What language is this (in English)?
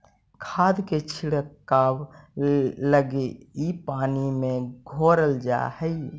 Magahi